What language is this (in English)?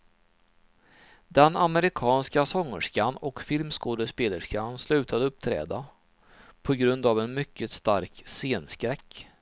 Swedish